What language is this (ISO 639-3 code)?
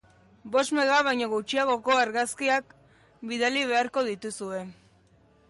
eus